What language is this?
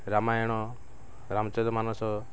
Odia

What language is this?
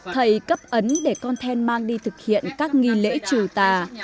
Vietnamese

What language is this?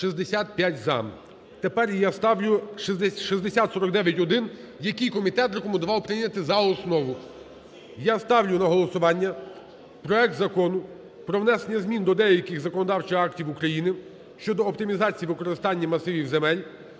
Ukrainian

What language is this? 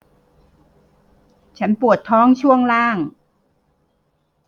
Thai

